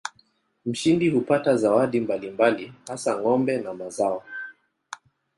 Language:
Swahili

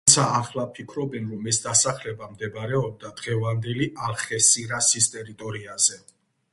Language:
Georgian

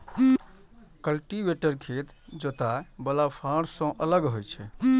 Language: Maithili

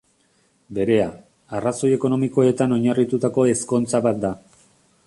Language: Basque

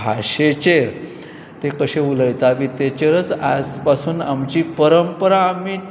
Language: Konkani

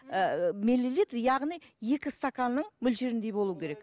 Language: Kazakh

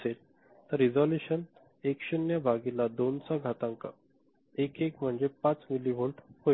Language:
Marathi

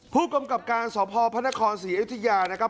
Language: Thai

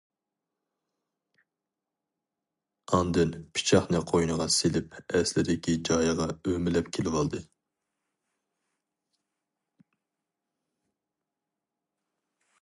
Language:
Uyghur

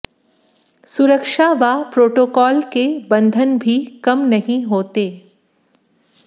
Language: Hindi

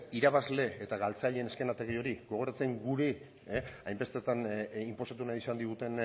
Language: Basque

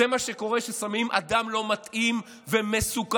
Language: Hebrew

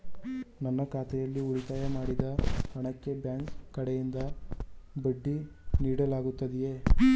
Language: Kannada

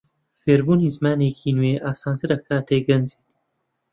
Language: Central Kurdish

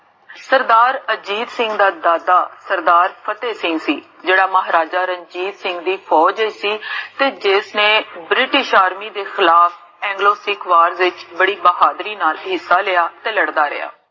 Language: Punjabi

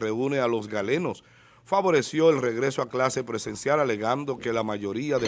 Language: Spanish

